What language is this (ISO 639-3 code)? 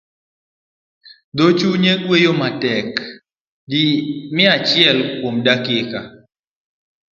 luo